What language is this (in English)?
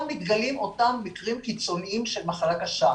Hebrew